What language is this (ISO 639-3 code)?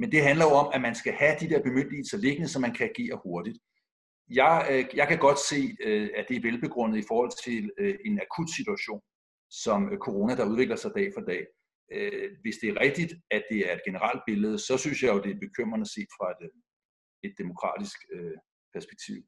dan